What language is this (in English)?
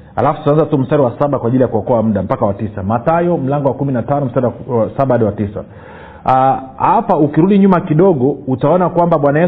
Swahili